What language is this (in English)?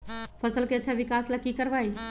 Magahi